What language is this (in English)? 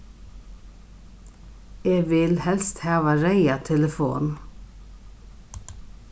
Faroese